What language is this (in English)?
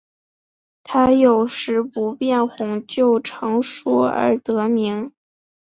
Chinese